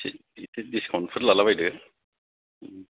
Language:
Bodo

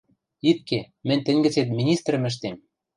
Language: Western Mari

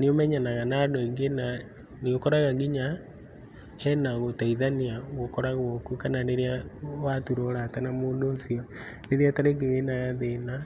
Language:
Kikuyu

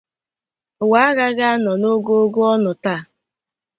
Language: Igbo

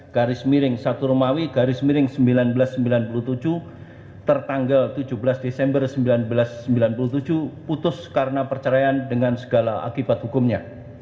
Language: Indonesian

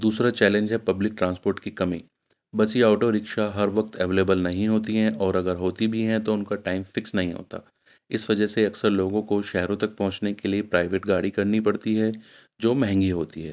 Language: Urdu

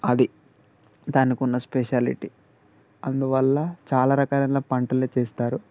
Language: Telugu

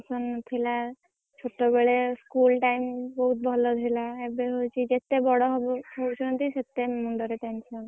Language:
Odia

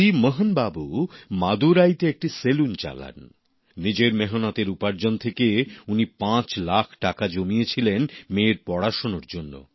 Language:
Bangla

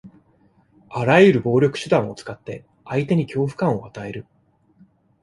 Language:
Japanese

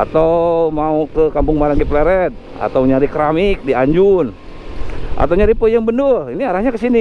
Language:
Indonesian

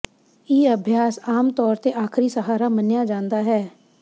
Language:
Punjabi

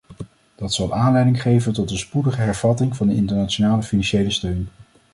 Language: Dutch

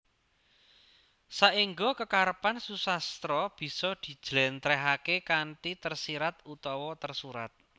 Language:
Javanese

